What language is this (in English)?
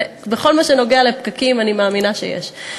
Hebrew